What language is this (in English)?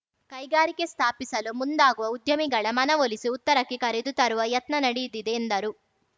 Kannada